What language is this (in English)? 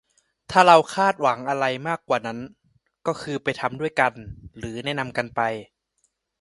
Thai